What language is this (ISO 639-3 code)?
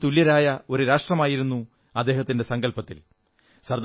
mal